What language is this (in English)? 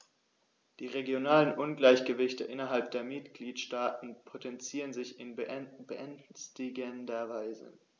German